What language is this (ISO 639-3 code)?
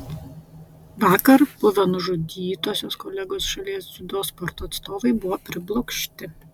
lit